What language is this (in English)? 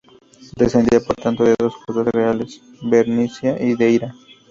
Spanish